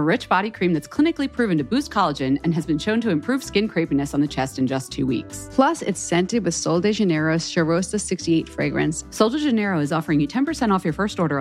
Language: Swedish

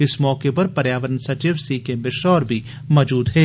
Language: Dogri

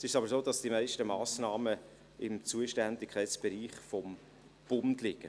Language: Swiss German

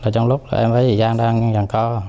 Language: Vietnamese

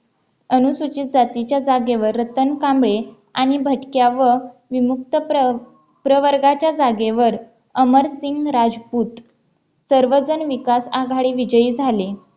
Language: Marathi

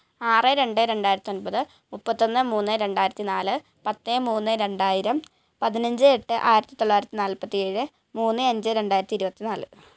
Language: Malayalam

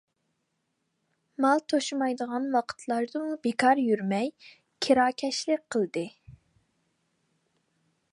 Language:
Uyghur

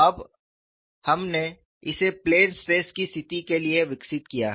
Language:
Hindi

